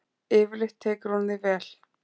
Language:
Icelandic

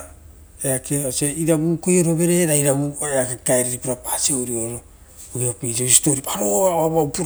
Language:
Rotokas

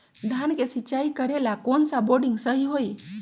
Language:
Magahi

